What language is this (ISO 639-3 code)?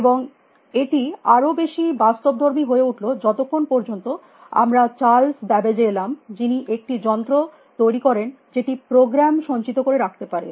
ben